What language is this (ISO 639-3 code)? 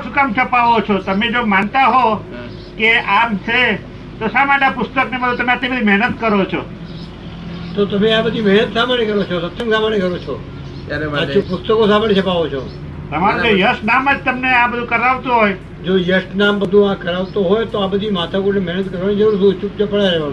guj